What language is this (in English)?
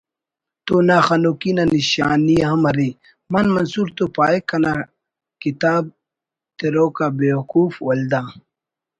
Brahui